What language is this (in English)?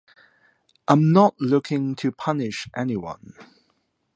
English